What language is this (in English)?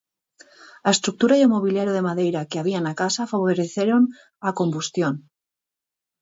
Galician